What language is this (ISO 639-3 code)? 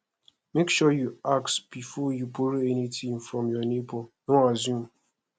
pcm